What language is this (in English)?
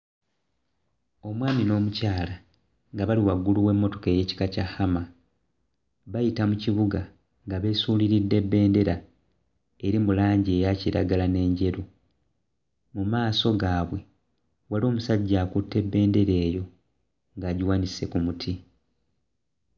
Ganda